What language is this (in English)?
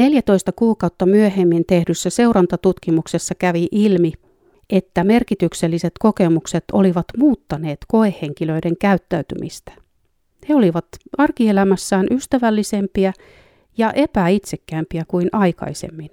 Finnish